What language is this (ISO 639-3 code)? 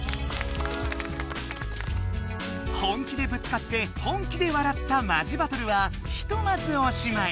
jpn